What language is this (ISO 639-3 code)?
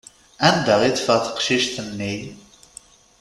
kab